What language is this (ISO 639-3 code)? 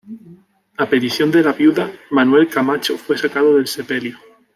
spa